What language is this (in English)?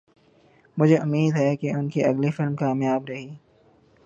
Urdu